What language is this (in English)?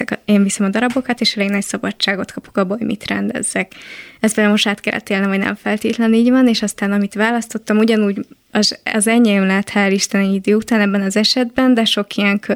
Hungarian